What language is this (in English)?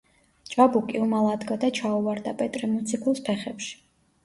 Georgian